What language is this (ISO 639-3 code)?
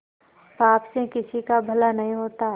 hin